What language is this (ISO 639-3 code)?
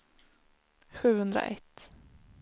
swe